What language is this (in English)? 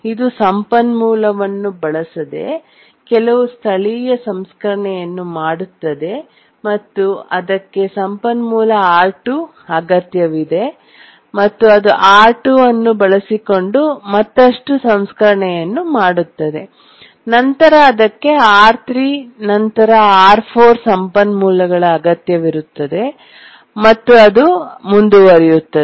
Kannada